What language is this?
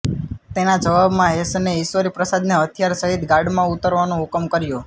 Gujarati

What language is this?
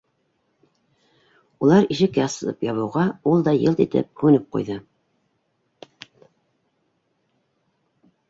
Bashkir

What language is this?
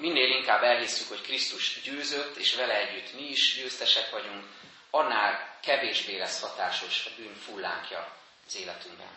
Hungarian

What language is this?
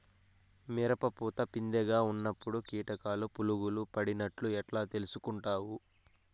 Telugu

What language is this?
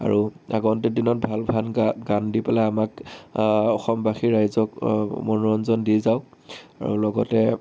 Assamese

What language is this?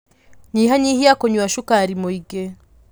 Kikuyu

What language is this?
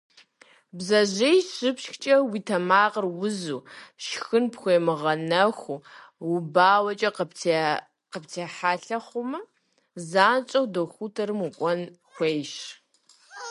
Kabardian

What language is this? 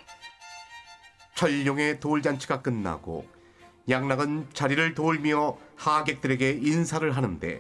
Korean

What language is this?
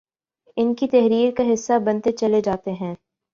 Urdu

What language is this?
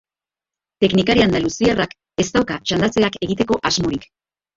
Basque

